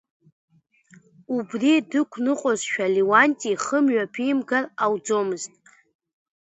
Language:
Abkhazian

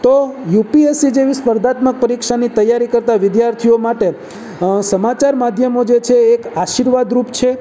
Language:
Gujarati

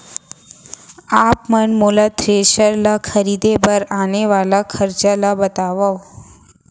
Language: Chhattisgarhi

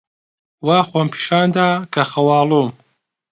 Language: Central Kurdish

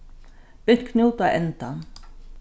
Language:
Faroese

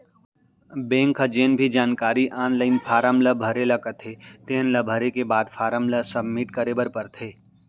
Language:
Chhattisgarhi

